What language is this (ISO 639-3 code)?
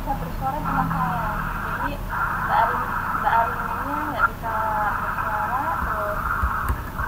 ind